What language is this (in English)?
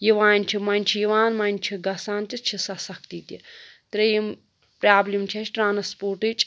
Kashmiri